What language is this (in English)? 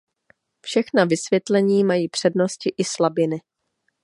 Czech